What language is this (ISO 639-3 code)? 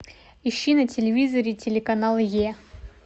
rus